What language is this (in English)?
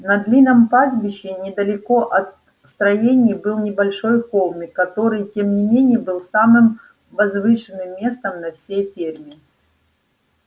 Russian